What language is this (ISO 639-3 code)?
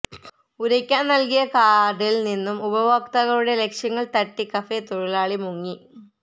mal